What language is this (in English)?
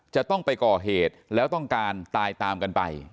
Thai